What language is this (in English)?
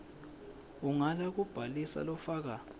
Swati